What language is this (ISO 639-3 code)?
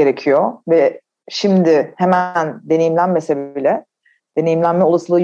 tur